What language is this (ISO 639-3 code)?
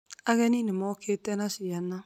kik